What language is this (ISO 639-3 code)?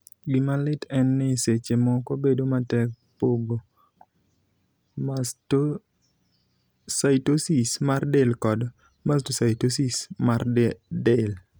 luo